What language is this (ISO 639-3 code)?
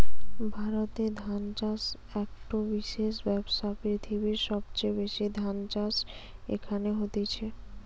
ben